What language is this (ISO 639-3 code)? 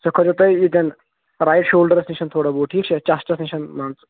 kas